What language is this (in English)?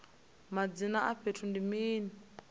Venda